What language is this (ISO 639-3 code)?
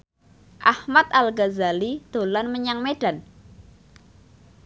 jav